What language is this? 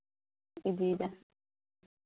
Santali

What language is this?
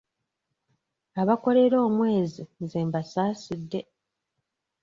Ganda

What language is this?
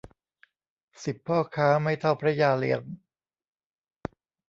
Thai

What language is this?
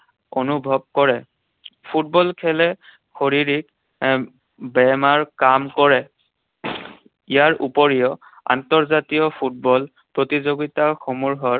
Assamese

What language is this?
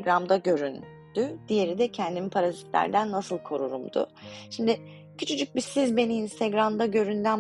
Turkish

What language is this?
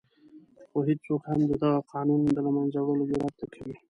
Pashto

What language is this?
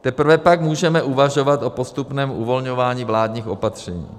Czech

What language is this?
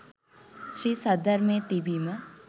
Sinhala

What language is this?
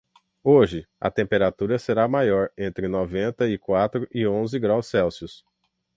Portuguese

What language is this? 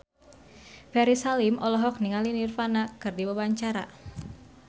Sundanese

